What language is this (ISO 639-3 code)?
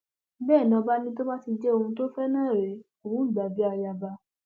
yor